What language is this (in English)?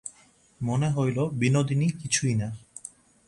Bangla